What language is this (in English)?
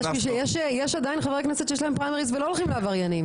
Hebrew